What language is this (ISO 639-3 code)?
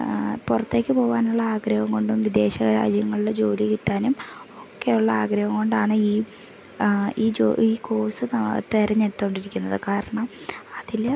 mal